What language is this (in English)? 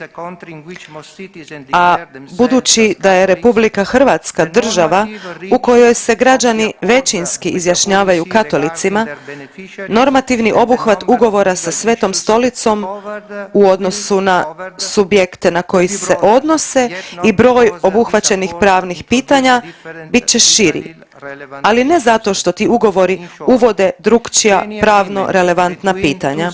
Croatian